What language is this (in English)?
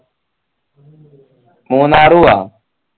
Malayalam